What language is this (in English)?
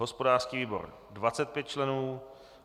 Czech